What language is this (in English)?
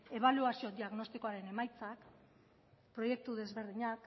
Basque